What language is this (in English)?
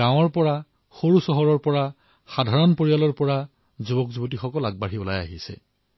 Assamese